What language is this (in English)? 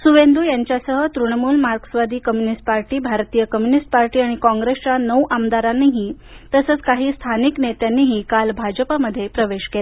Marathi